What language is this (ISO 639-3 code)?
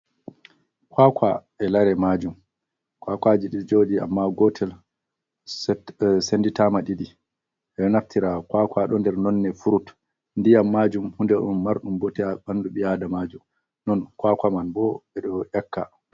ful